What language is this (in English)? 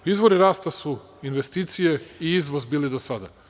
Serbian